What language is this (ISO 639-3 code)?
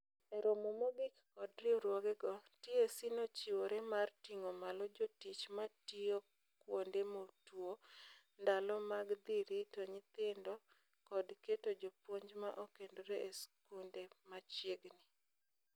luo